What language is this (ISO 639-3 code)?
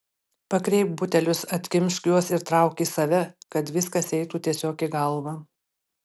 lit